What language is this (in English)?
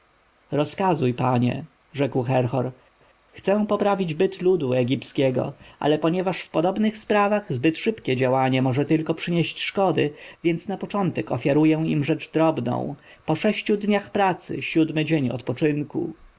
Polish